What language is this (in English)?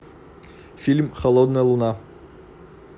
Russian